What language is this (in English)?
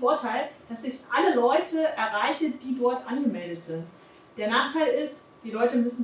German